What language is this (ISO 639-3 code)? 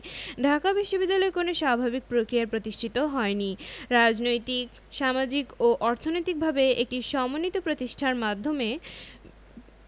ben